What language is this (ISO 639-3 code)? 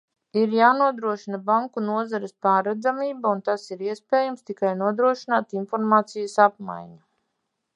lav